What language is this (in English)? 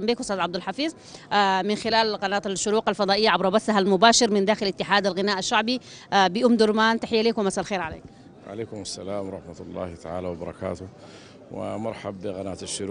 Arabic